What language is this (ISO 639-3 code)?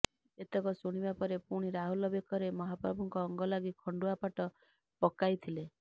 ori